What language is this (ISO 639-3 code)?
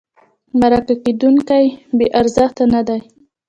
pus